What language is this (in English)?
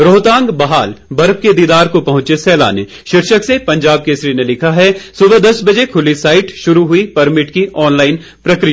Hindi